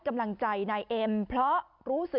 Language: Thai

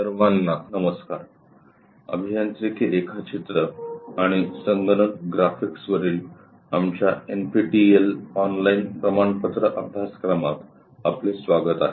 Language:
Marathi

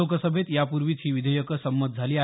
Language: Marathi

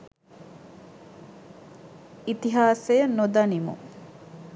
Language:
Sinhala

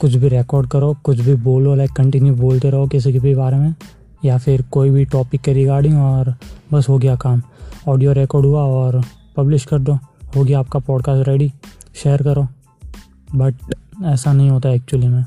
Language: Hindi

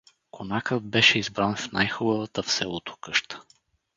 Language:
Bulgarian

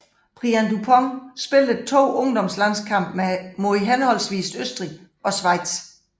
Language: Danish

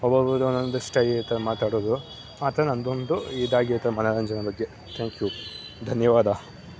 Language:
Kannada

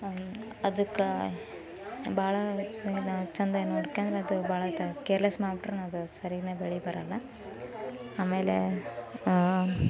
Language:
Kannada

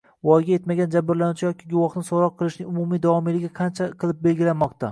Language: Uzbek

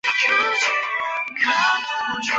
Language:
Chinese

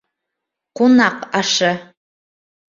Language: Bashkir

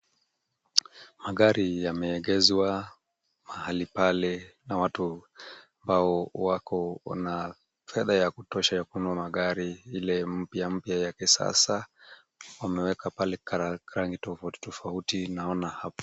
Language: Swahili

